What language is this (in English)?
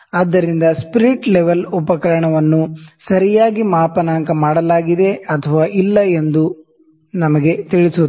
Kannada